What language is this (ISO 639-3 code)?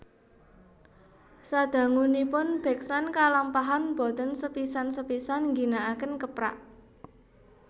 jav